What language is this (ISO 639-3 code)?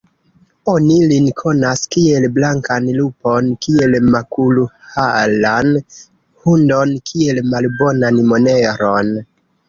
epo